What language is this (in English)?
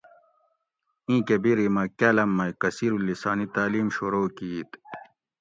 Gawri